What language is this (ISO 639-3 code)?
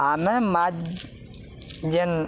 ori